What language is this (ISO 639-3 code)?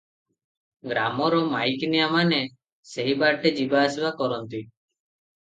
ori